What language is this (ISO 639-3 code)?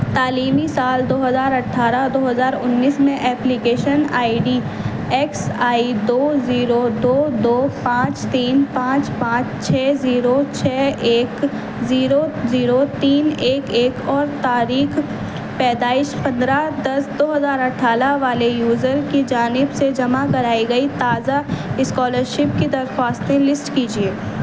urd